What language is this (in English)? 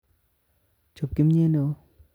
Kalenjin